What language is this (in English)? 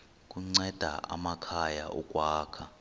Xhosa